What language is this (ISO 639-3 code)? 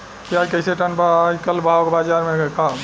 bho